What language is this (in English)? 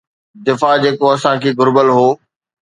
Sindhi